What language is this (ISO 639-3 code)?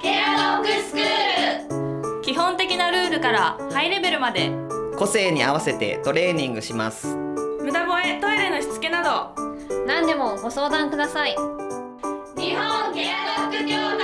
jpn